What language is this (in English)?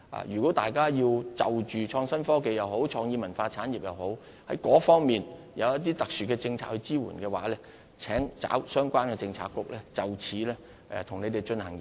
Cantonese